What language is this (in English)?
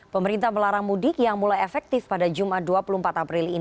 Indonesian